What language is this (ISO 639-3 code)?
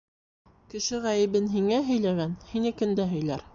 bak